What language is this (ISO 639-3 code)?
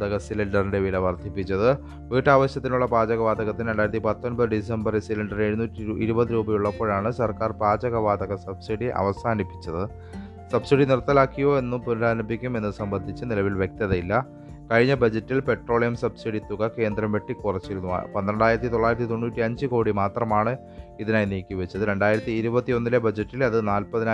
mal